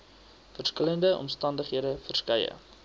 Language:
Afrikaans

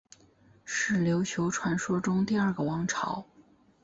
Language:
Chinese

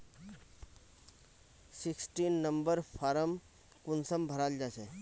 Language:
Magahi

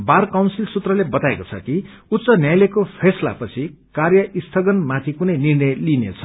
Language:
Nepali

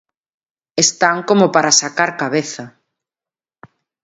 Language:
Galician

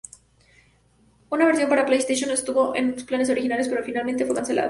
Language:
Spanish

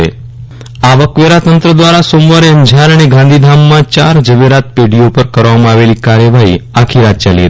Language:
Gujarati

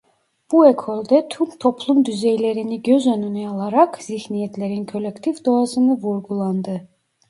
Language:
Turkish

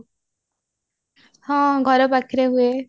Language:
Odia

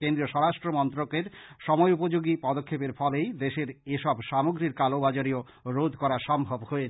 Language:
Bangla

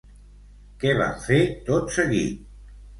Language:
Catalan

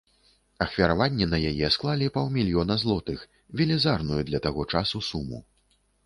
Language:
Belarusian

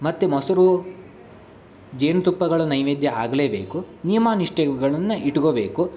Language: Kannada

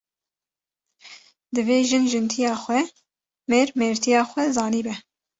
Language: Kurdish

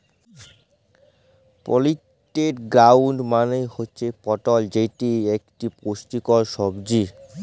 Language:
Bangla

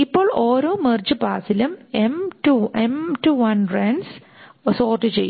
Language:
Malayalam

